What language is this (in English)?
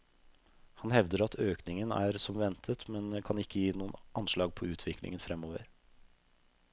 Norwegian